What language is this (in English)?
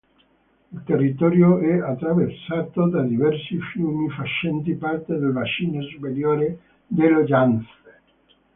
Italian